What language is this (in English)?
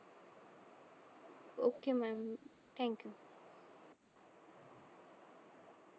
Marathi